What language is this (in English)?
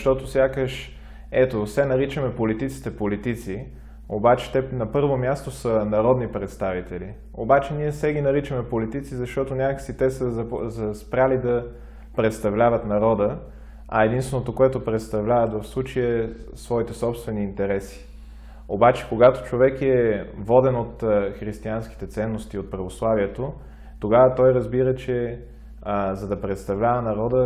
Bulgarian